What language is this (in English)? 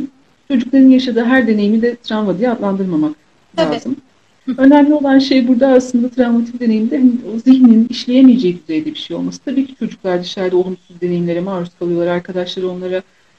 Turkish